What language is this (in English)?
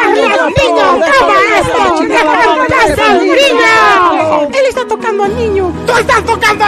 Spanish